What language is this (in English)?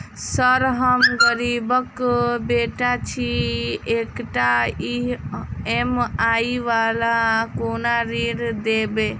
Maithili